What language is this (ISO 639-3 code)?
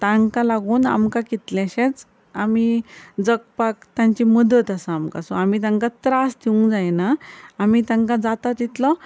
kok